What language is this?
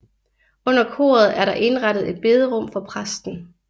Danish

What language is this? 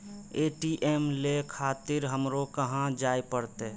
Maithili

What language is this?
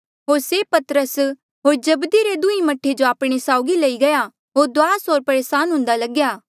Mandeali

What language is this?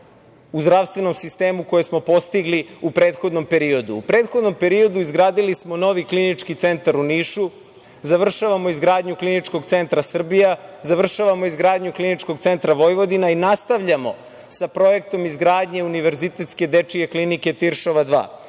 Serbian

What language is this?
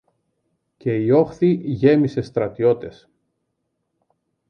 Greek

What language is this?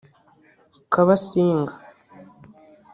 Kinyarwanda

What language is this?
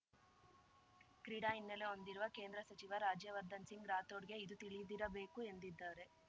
Kannada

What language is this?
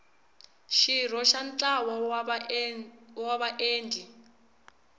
Tsonga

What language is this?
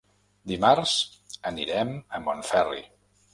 Catalan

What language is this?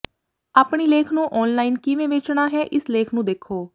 Punjabi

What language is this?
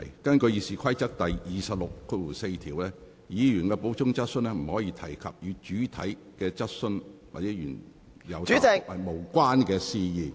Cantonese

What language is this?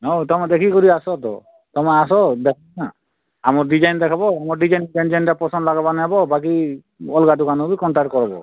Odia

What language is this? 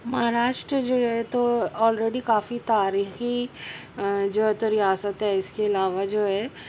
Urdu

